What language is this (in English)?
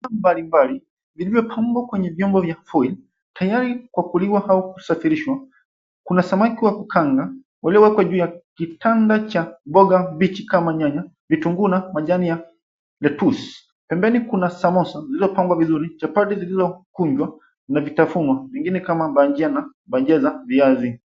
Swahili